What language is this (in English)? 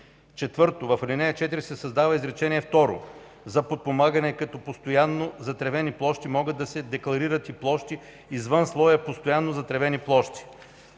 Bulgarian